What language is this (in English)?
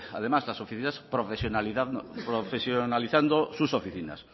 Spanish